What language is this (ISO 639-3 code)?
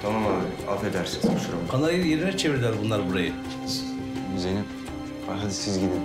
tur